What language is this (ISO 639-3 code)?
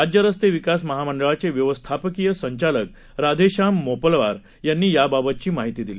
mar